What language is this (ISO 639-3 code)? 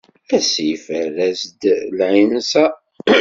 kab